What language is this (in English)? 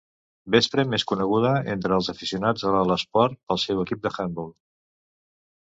Catalan